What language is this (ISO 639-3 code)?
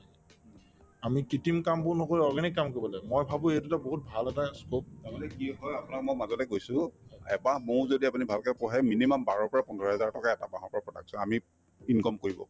asm